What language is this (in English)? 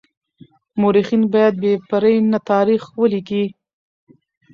Pashto